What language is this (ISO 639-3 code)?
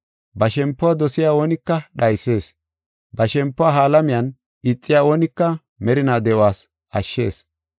gof